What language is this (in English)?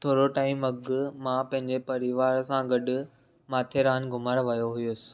Sindhi